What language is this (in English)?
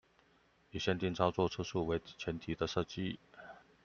Chinese